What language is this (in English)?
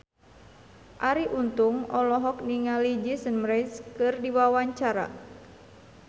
Sundanese